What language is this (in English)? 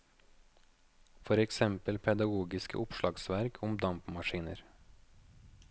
Norwegian